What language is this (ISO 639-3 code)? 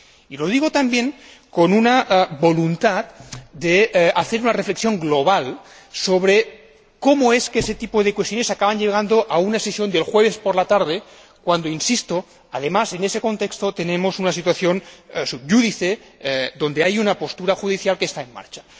spa